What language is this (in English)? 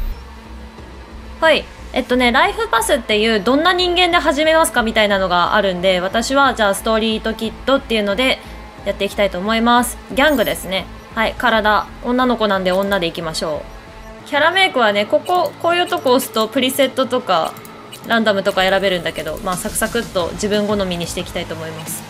Japanese